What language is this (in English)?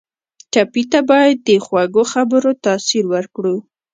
Pashto